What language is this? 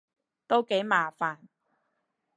Cantonese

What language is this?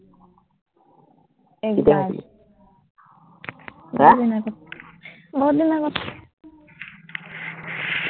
Assamese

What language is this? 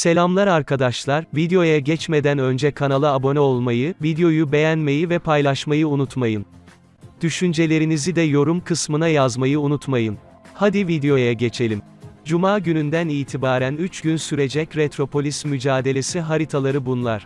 Turkish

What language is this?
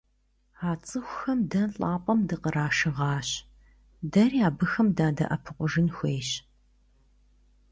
Kabardian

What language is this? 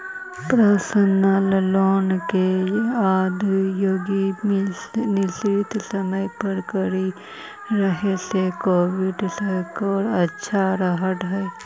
Magahi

